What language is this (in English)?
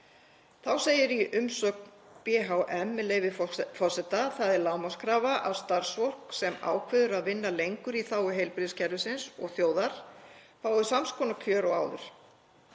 Icelandic